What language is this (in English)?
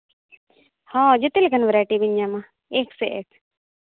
Santali